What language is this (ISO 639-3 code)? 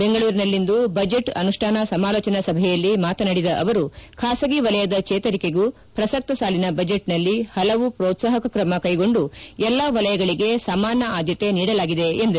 kan